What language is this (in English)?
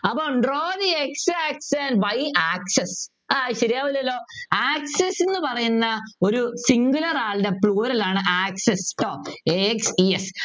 Malayalam